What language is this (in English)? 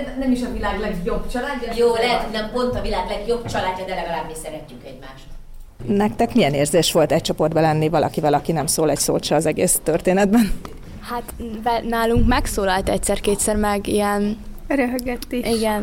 Hungarian